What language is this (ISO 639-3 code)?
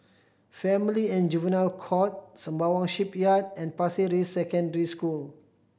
eng